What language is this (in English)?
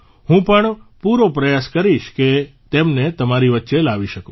Gujarati